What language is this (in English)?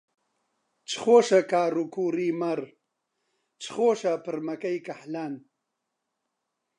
Central Kurdish